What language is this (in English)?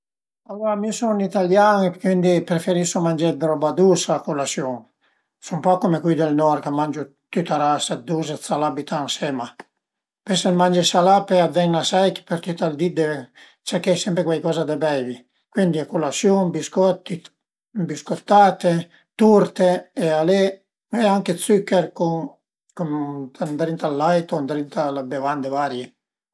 Piedmontese